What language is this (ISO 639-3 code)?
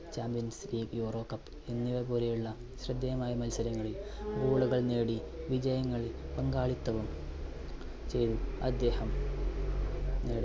mal